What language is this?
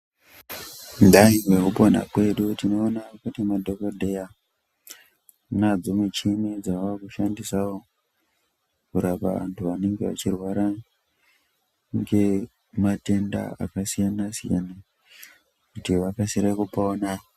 Ndau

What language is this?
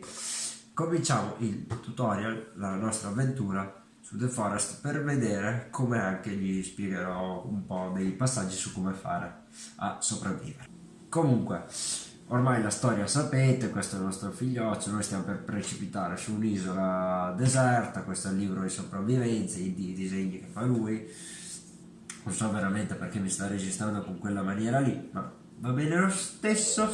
Italian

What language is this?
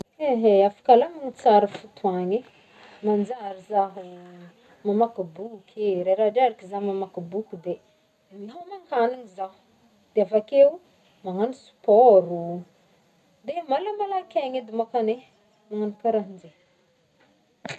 Northern Betsimisaraka Malagasy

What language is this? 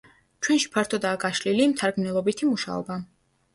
Georgian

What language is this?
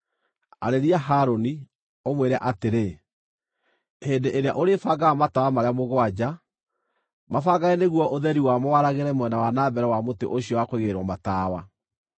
Kikuyu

